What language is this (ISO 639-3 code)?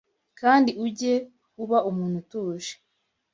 kin